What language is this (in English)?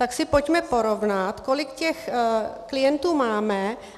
Czech